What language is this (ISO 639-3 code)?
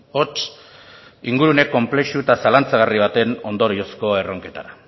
eus